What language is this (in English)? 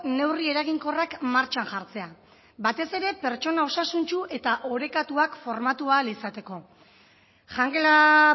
Basque